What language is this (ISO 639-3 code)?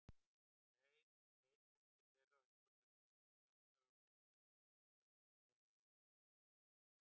isl